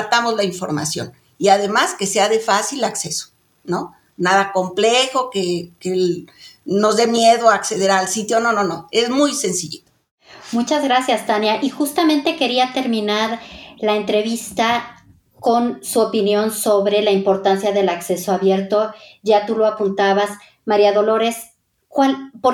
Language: Spanish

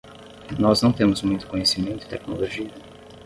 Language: Portuguese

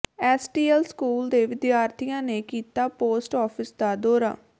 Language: Punjabi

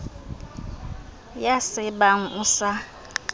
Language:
Southern Sotho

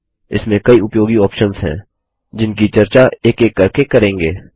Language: Hindi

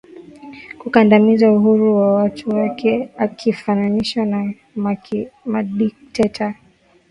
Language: Swahili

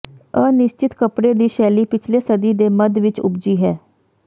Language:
Punjabi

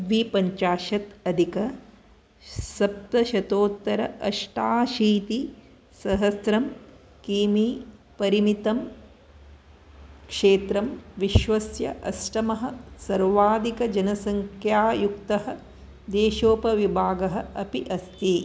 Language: Sanskrit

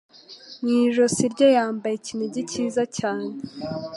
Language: Kinyarwanda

